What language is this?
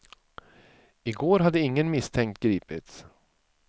Swedish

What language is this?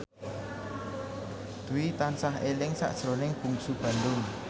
Javanese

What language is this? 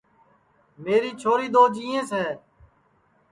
Sansi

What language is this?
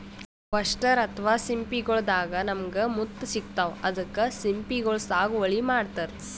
Kannada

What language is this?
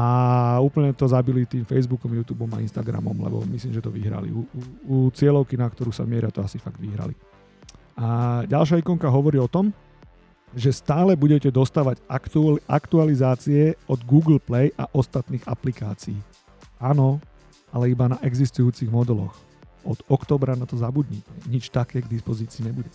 Slovak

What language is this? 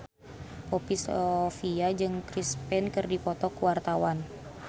Sundanese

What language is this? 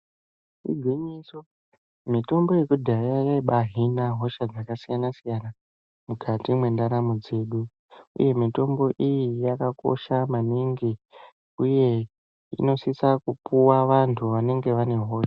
Ndau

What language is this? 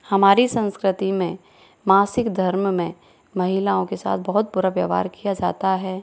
Hindi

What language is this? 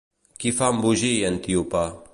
Catalan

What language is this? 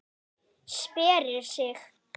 Icelandic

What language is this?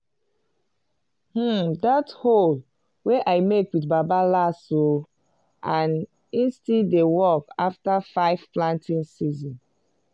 Nigerian Pidgin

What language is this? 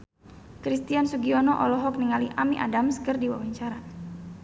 Sundanese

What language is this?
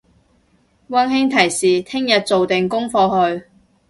Cantonese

